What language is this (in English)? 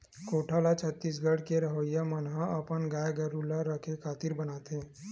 Chhattisgarhi